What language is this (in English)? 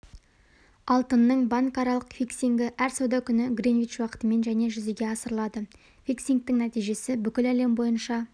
Kazakh